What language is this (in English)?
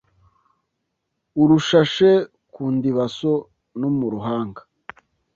Kinyarwanda